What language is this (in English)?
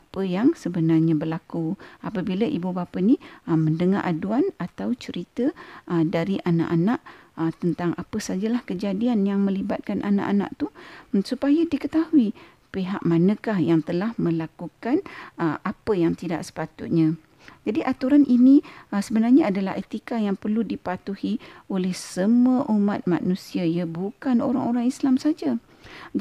Malay